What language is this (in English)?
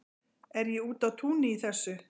Icelandic